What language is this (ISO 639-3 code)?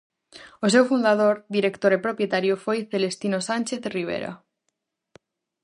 glg